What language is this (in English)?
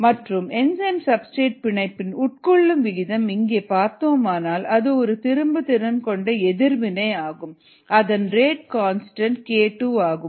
Tamil